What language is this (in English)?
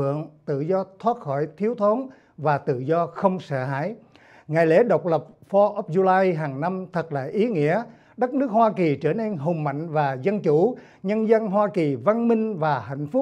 Vietnamese